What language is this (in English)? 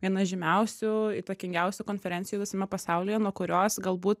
Lithuanian